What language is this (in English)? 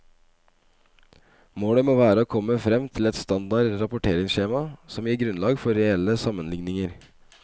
Norwegian